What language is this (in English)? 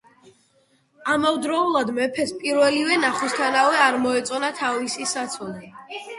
Georgian